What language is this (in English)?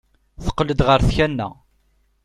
Kabyle